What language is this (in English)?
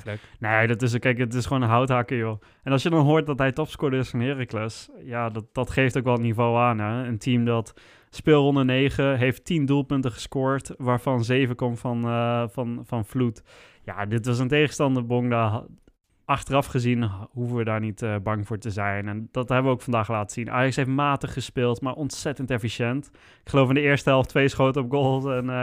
Dutch